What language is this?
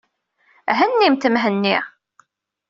Kabyle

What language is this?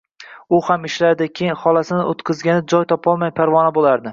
Uzbek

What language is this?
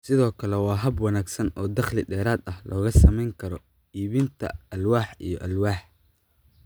Somali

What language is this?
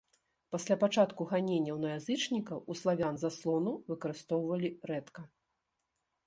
Belarusian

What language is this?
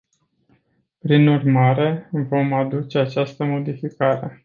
Romanian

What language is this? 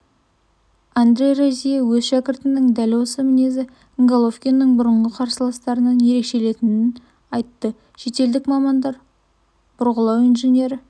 Kazakh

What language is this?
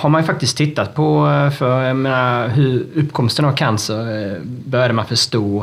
Swedish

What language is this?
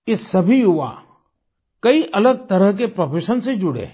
Hindi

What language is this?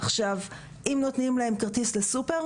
Hebrew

